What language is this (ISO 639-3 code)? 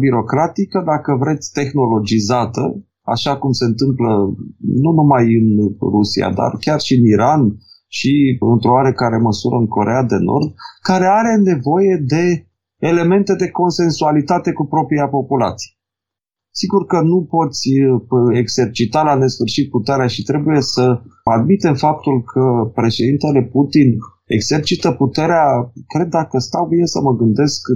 ron